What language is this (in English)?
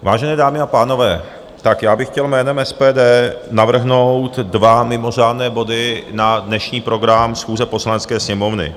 Czech